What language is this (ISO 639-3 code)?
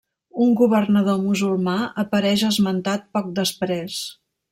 cat